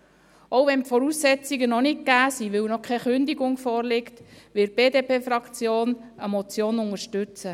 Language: Swiss German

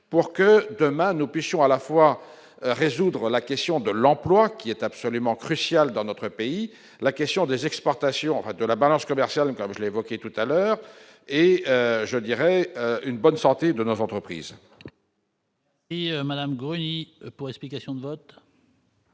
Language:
French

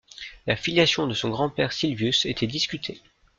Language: French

